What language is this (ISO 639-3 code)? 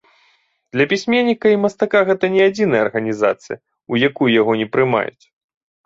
bel